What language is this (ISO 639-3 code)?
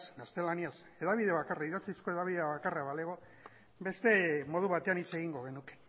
eus